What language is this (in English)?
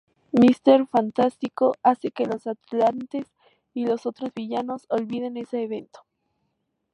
Spanish